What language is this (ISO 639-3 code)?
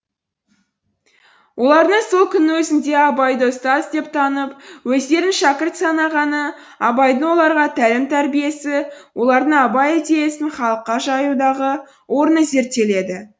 kaz